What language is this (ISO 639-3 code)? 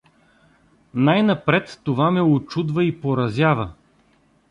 bul